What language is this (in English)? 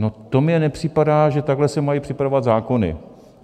Czech